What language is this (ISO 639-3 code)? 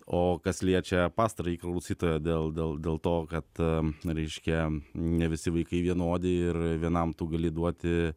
lit